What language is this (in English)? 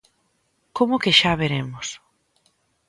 Galician